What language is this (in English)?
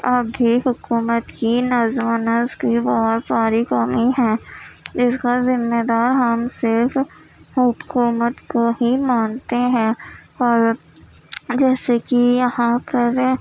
Urdu